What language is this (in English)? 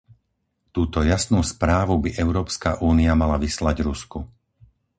Slovak